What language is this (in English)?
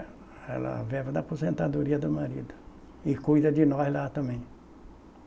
Portuguese